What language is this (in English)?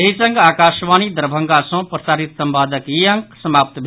Maithili